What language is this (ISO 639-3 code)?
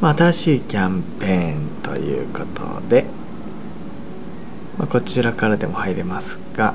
jpn